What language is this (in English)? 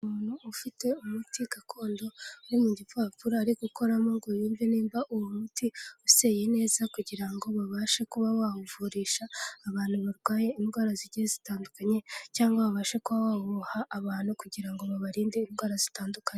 Kinyarwanda